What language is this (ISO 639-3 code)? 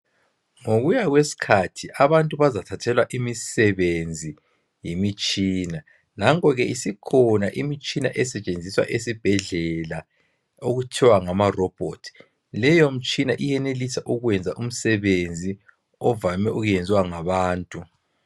nde